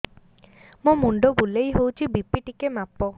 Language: Odia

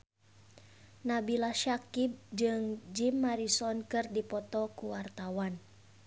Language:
Sundanese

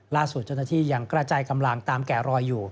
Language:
Thai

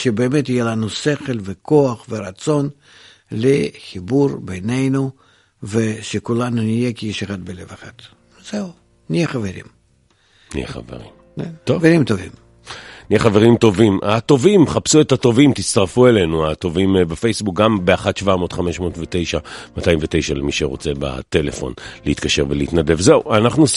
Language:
Hebrew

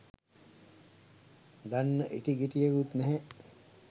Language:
Sinhala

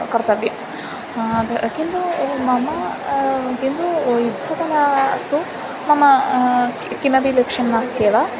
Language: Sanskrit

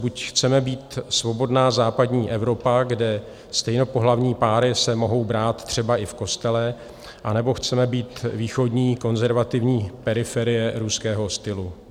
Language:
Czech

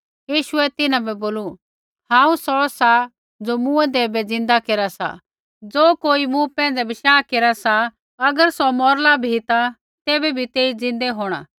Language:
Kullu Pahari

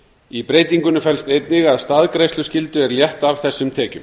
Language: Icelandic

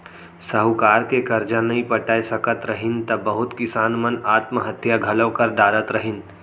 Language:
Chhattisgarhi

